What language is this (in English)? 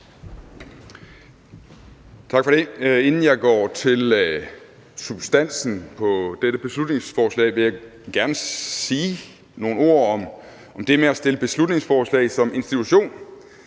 Danish